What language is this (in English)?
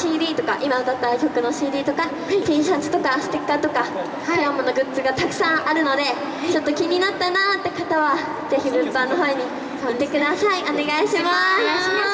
Japanese